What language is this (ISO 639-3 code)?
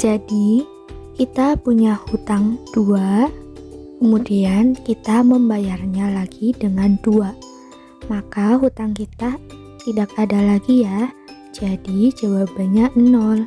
ind